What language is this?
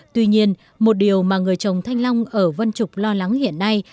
Vietnamese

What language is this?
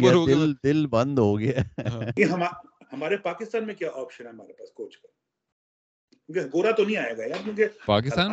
Urdu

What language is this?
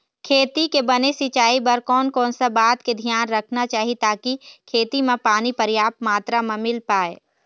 Chhattisgarhi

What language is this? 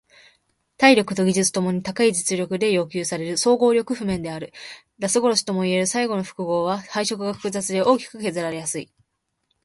Japanese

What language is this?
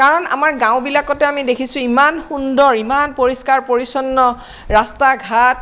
Assamese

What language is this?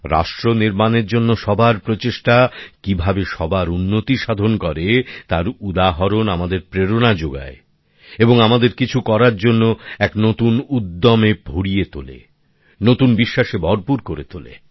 Bangla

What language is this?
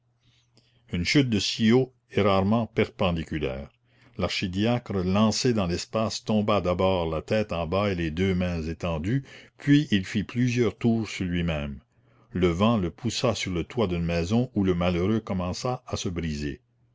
French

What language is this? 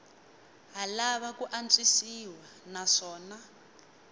Tsonga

